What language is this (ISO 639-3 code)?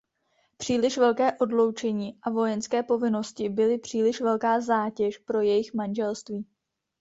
ces